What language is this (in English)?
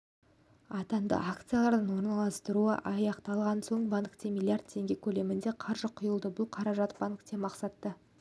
Kazakh